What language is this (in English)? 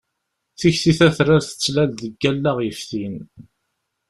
Kabyle